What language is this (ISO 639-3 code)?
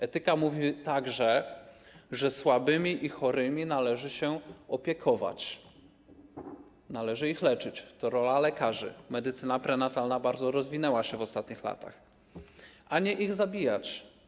pol